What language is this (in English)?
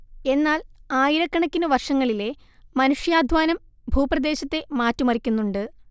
Malayalam